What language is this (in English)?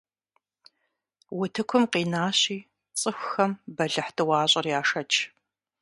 Kabardian